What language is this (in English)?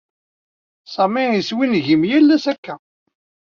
Kabyle